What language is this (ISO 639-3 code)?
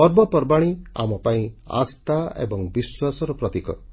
ori